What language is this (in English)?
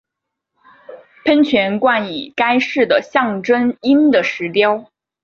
Chinese